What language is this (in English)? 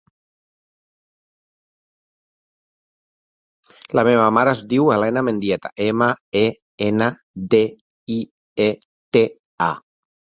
Catalan